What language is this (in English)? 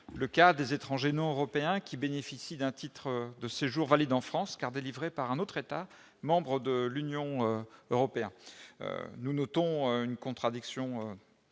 French